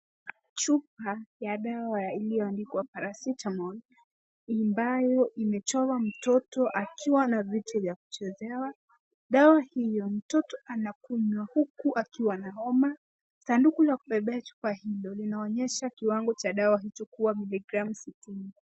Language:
Swahili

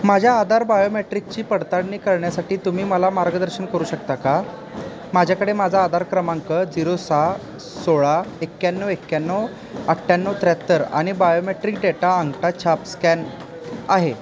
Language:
Marathi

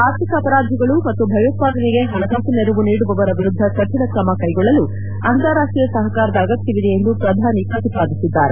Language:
Kannada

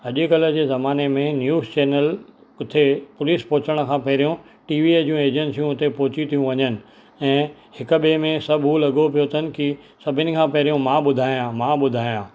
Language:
Sindhi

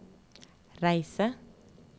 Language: Norwegian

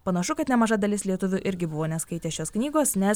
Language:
Lithuanian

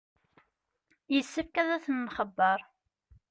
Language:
Kabyle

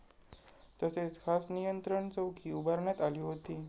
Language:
Marathi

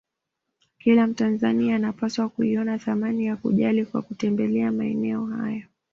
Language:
Swahili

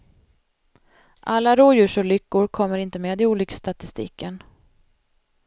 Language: Swedish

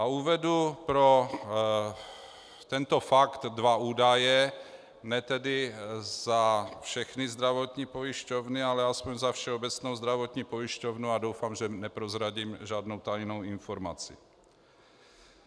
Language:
Czech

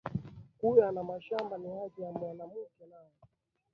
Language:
Swahili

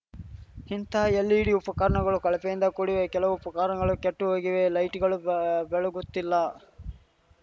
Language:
Kannada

